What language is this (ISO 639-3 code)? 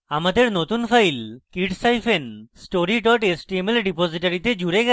ben